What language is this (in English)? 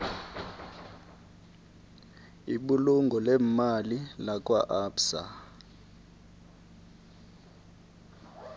South Ndebele